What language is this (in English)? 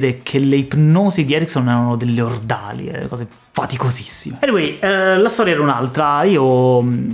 Italian